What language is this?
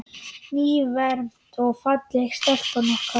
Icelandic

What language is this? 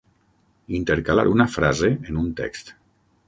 Catalan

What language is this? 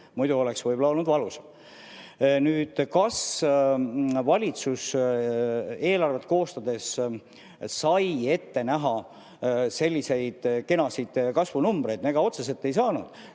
Estonian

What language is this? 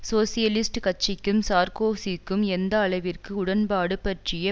Tamil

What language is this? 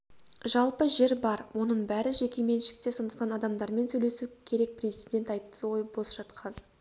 Kazakh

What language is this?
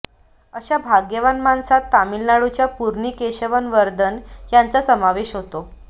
Marathi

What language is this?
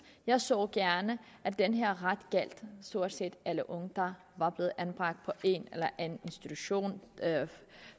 Danish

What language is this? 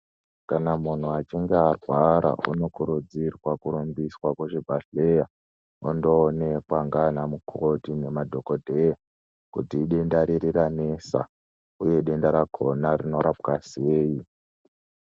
Ndau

